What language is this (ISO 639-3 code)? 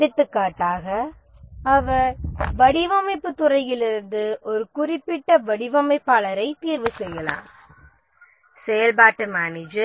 tam